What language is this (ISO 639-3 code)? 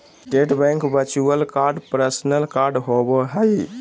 mag